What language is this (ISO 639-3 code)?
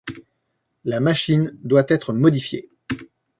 fra